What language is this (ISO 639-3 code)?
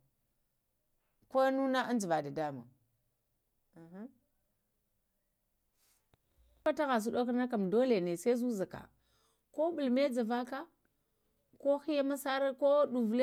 hia